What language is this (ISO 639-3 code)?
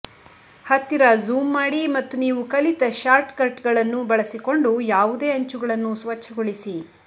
kan